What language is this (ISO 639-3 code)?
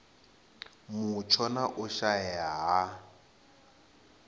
ven